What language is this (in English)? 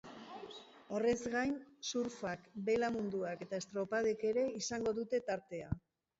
Basque